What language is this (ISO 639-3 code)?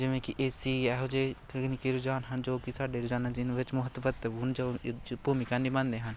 pan